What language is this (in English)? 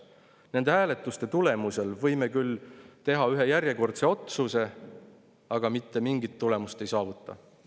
Estonian